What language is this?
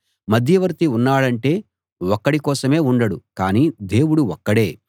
Telugu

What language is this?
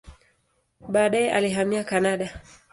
Swahili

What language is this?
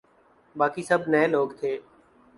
Urdu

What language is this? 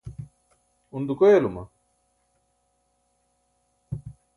Burushaski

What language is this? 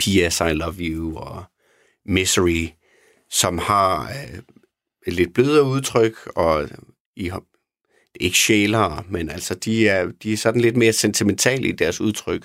Danish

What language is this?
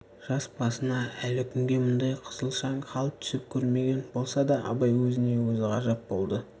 Kazakh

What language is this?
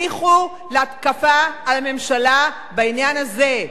Hebrew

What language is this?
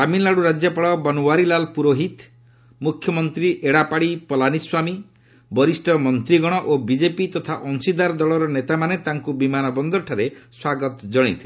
Odia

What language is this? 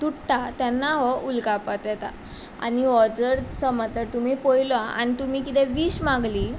Konkani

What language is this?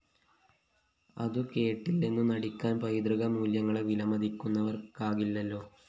Malayalam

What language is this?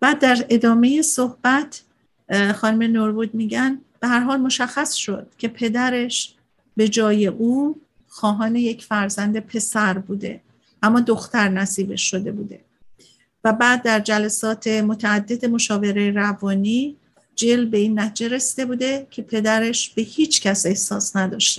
Persian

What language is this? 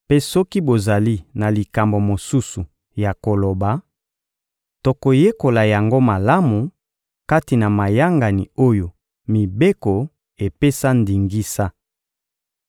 Lingala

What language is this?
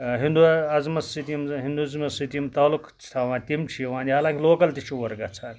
Kashmiri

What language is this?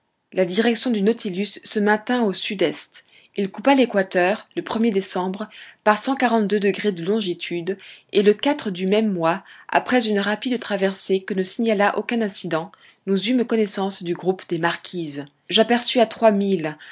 French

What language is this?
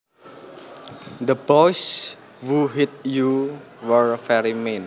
Javanese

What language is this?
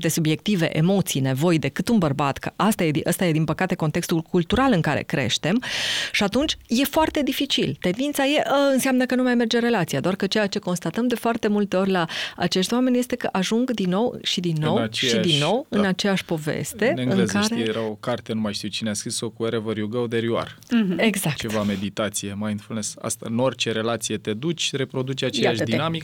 Romanian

